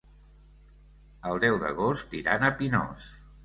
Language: Catalan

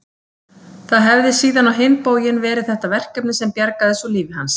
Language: Icelandic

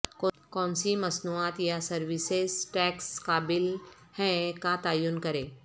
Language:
Urdu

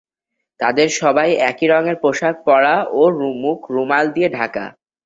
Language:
Bangla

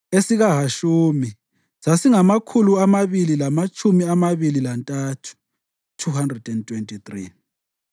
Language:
North Ndebele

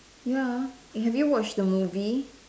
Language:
English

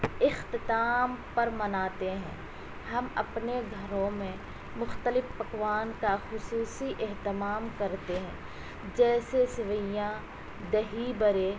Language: Urdu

